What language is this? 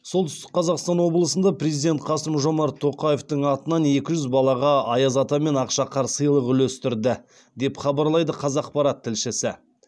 Kazakh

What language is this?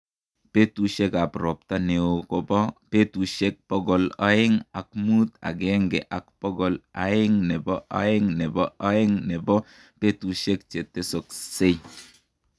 Kalenjin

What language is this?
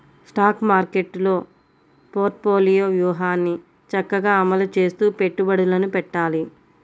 Telugu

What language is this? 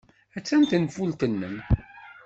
Kabyle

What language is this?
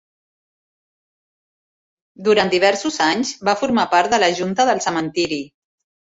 Catalan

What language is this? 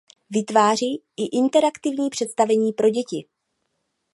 Czech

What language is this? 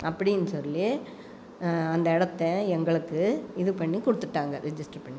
Tamil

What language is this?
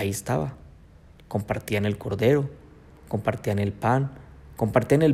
Spanish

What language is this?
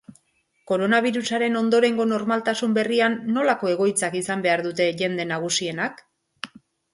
Basque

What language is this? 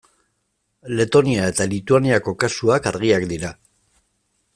Basque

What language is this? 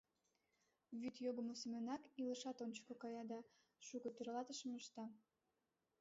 Mari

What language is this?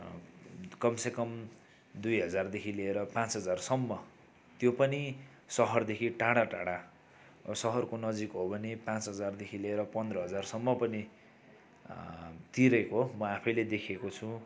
Nepali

